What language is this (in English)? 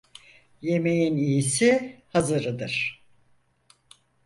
Turkish